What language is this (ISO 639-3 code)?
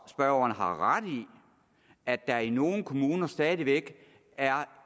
dan